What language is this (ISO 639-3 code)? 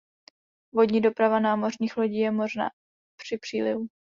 ces